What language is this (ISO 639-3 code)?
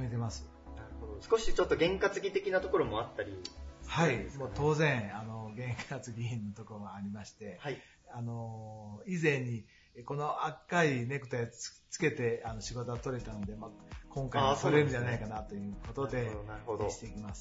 jpn